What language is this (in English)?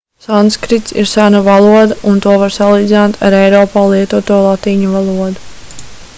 Latvian